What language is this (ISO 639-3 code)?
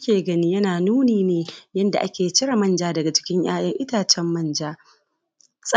hau